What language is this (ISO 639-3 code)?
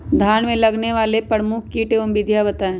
mag